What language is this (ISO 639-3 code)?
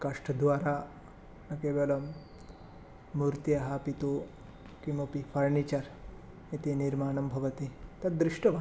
san